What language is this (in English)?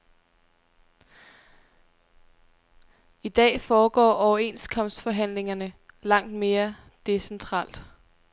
Danish